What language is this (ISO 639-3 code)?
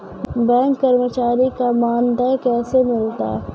mai